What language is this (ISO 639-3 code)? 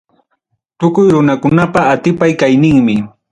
quy